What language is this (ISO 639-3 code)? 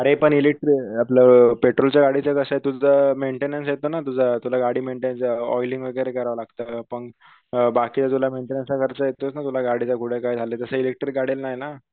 mar